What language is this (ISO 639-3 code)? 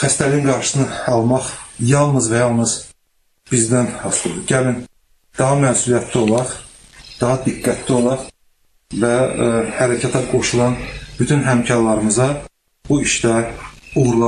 tur